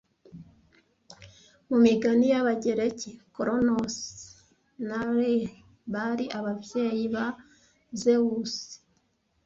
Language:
Kinyarwanda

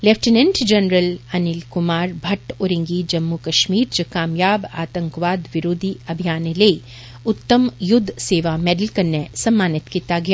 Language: Dogri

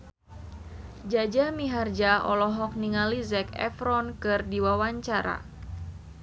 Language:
Sundanese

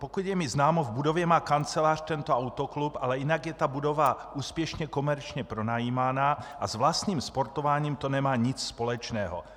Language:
Czech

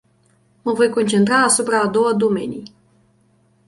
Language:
Romanian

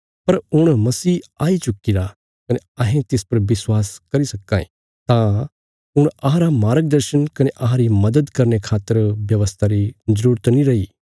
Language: Bilaspuri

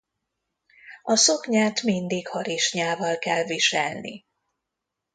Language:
Hungarian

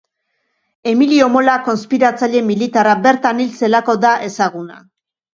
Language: Basque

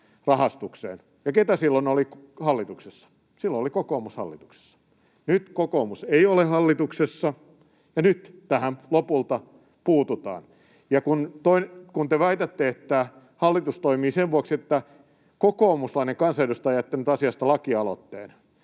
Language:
Finnish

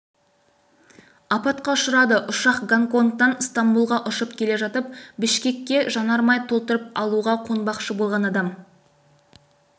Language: Kazakh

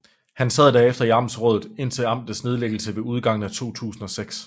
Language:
Danish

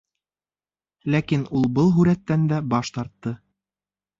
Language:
Bashkir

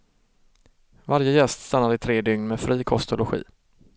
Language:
Swedish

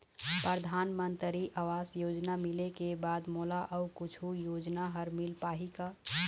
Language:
Chhattisgarhi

